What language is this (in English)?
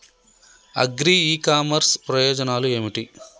Telugu